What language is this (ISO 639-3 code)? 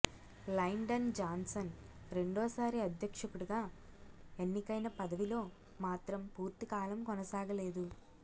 tel